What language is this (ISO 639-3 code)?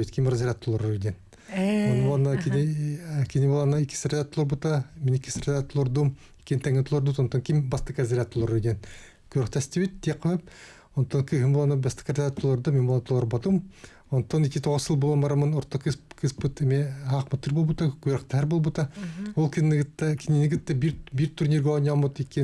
rus